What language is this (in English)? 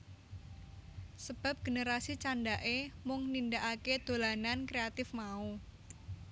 Javanese